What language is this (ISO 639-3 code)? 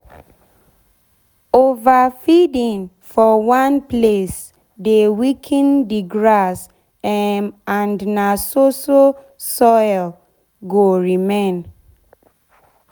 pcm